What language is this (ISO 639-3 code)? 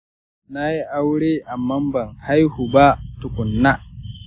hau